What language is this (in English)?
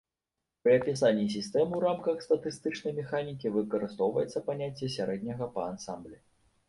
Belarusian